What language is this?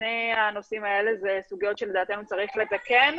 Hebrew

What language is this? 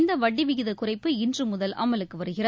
Tamil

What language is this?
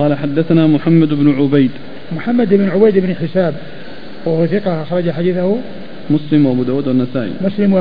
Arabic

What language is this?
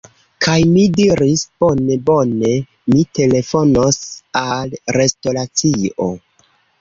Esperanto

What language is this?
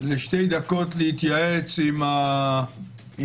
Hebrew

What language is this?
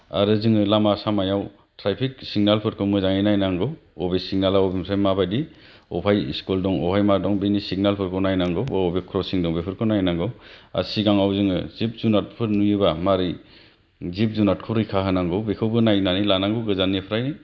Bodo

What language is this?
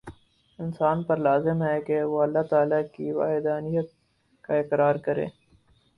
Urdu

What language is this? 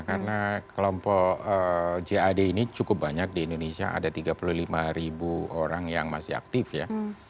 Indonesian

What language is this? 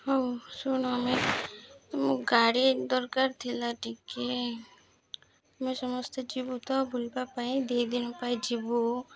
Odia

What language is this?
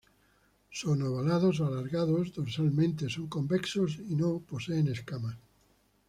Spanish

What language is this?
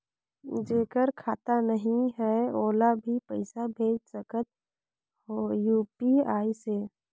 Chhattisgarhi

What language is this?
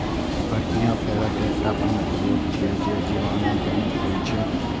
Maithili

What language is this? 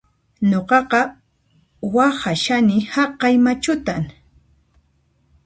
Puno Quechua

